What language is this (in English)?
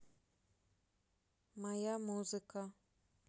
Russian